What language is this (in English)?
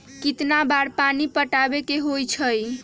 Magahi